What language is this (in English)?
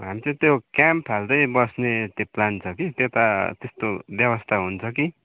Nepali